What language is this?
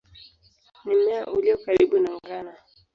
Swahili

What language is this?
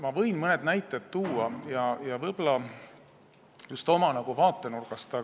Estonian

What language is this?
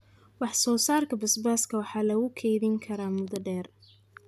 Somali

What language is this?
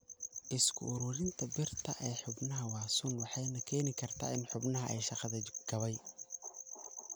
Somali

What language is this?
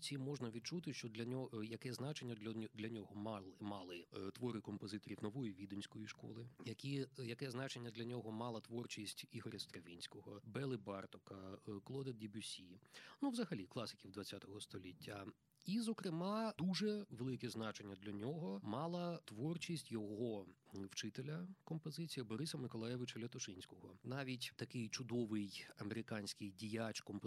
Ukrainian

